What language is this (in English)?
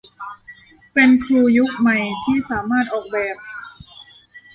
Thai